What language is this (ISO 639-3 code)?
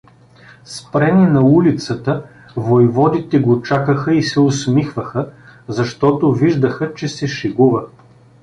bul